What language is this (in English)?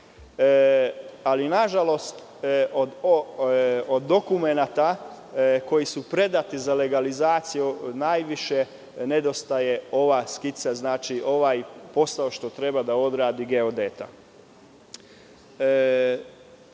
Serbian